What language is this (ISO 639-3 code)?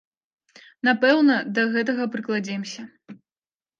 bel